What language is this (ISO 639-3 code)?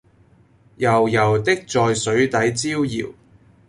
yue